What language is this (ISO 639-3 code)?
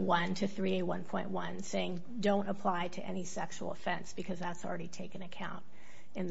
eng